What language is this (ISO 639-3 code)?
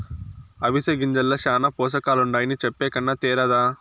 tel